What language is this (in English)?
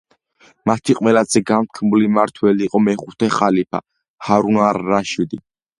Georgian